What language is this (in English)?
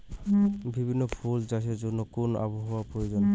Bangla